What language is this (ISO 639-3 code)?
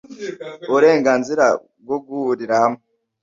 kin